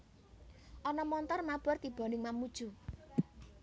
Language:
Javanese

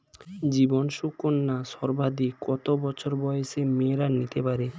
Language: Bangla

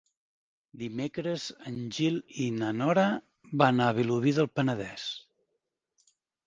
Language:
Catalan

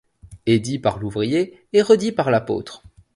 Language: French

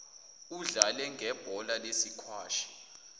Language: Zulu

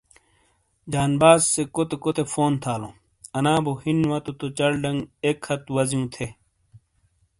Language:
Shina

